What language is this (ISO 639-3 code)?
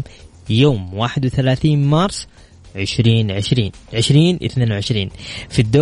ara